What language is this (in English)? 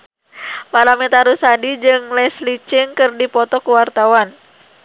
Sundanese